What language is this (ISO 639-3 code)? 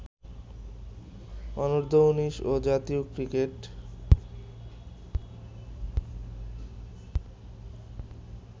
ben